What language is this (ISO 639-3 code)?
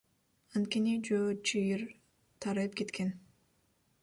kir